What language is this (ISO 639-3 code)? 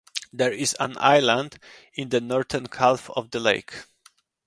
eng